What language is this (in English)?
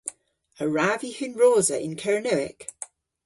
Cornish